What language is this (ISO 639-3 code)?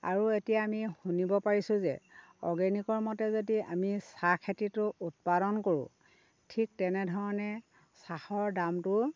asm